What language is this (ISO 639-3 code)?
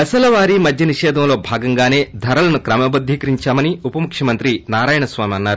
tel